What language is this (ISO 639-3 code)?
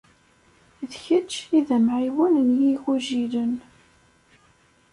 kab